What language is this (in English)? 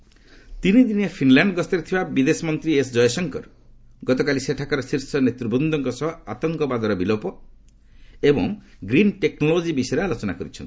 Odia